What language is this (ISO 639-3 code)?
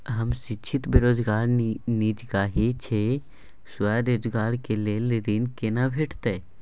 mai